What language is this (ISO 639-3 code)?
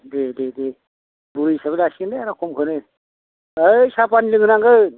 brx